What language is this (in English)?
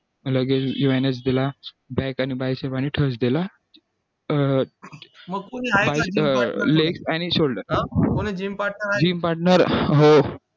Marathi